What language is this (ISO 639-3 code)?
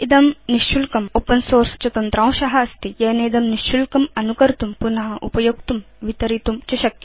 san